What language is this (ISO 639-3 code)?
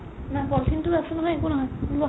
asm